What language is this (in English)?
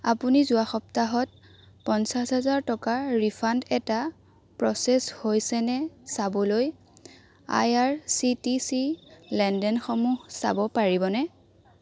Assamese